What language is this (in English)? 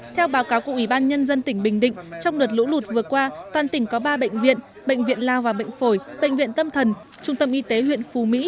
Vietnamese